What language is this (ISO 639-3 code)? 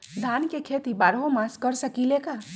mag